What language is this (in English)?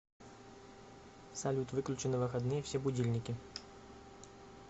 Russian